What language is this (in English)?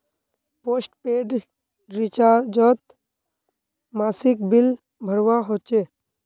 Magahi